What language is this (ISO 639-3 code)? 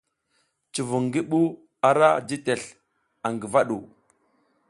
giz